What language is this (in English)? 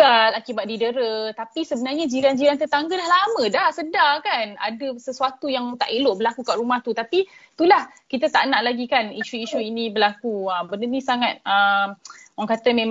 Malay